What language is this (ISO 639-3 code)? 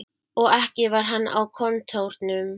isl